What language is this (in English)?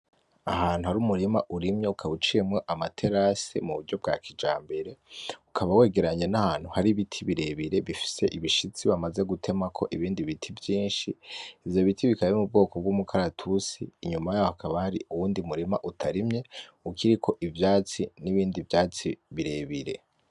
Rundi